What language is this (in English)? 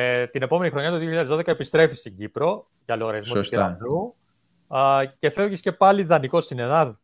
Greek